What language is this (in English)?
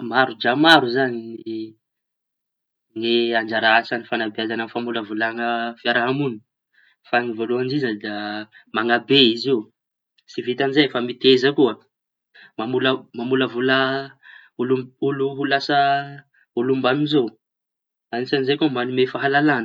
Tanosy Malagasy